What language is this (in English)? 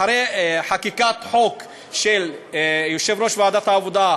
Hebrew